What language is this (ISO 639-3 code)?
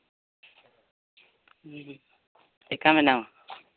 sat